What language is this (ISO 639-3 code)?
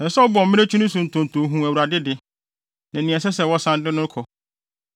aka